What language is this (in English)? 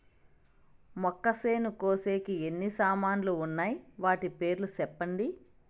Telugu